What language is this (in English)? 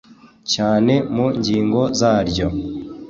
Kinyarwanda